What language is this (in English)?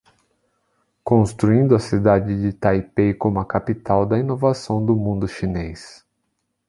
Portuguese